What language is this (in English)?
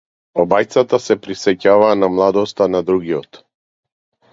Macedonian